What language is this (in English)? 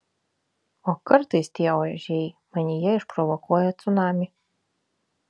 Lithuanian